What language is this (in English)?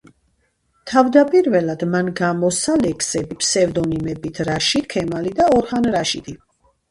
Georgian